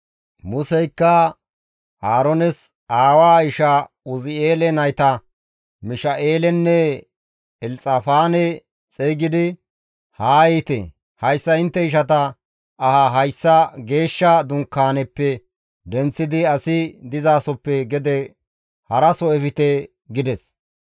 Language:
Gamo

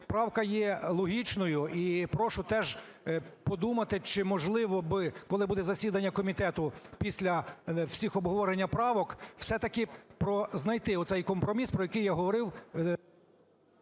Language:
Ukrainian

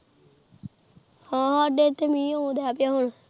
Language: Punjabi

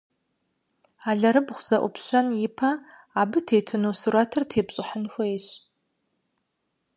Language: Kabardian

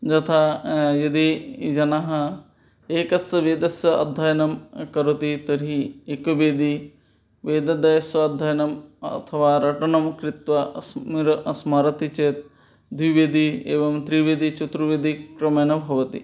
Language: Sanskrit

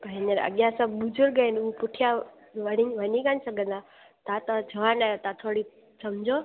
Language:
Sindhi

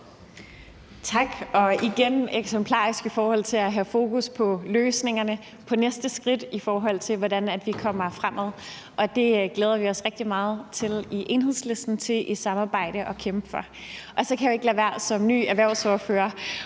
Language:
Danish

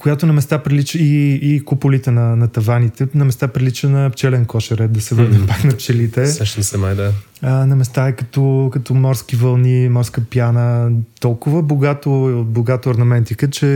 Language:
Bulgarian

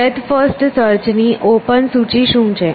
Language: Gujarati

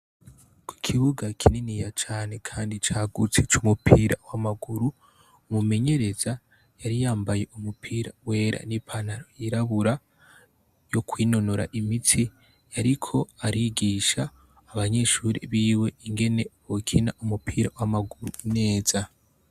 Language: Rundi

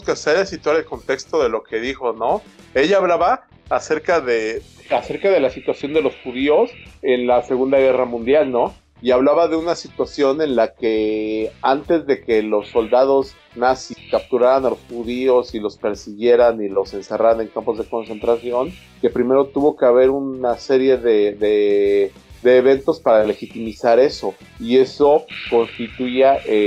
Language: Spanish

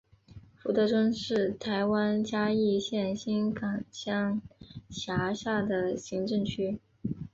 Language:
Chinese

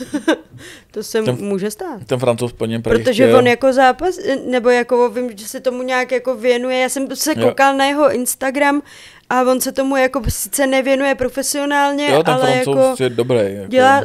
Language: Czech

